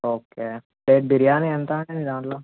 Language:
Telugu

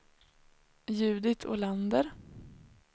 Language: Swedish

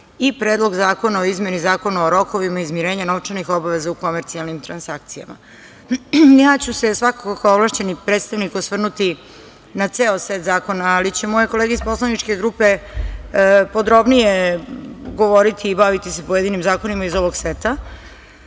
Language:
Serbian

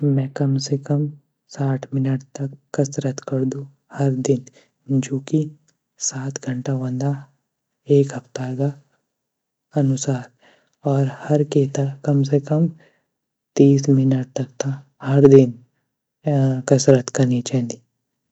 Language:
Garhwali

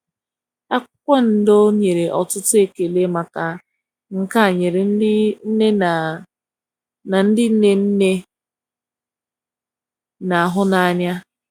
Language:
Igbo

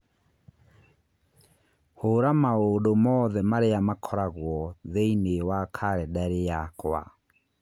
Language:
Kikuyu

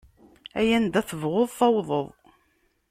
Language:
Kabyle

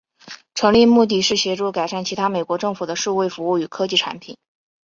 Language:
Chinese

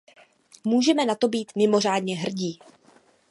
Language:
Czech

